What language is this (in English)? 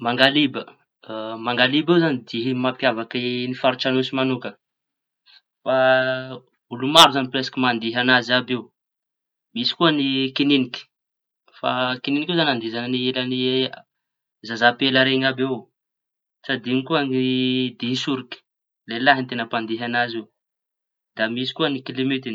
Tanosy Malagasy